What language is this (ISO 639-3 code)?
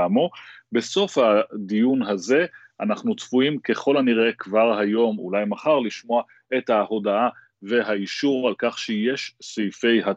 heb